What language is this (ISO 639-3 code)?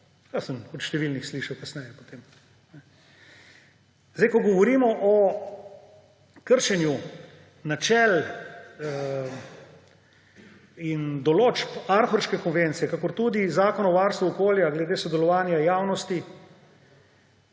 slv